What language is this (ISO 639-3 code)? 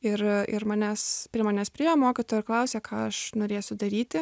lit